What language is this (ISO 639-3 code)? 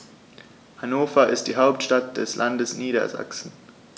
deu